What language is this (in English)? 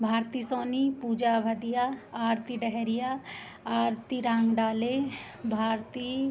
Hindi